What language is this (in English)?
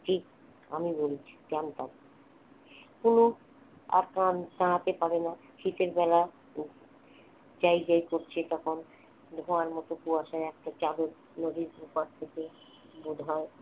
Bangla